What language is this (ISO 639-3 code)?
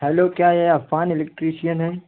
urd